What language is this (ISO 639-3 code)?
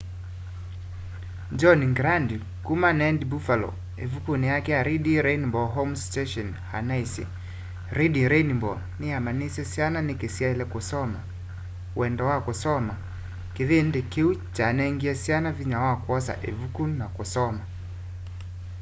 kam